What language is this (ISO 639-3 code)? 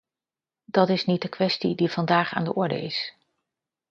nld